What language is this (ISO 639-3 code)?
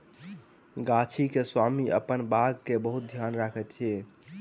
mai